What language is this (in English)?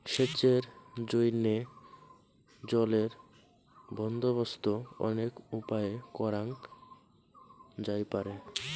Bangla